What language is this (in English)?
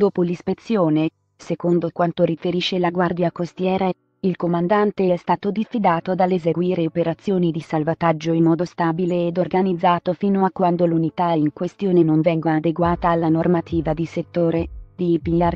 Italian